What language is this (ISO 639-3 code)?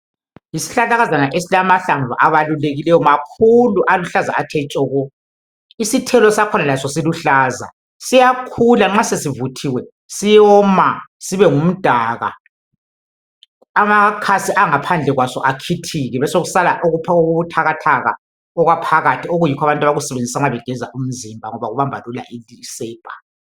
nde